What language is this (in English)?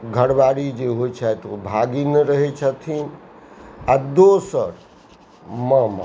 Maithili